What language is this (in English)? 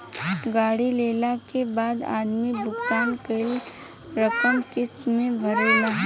Bhojpuri